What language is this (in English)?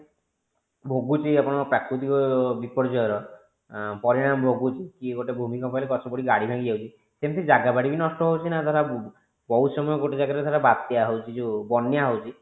Odia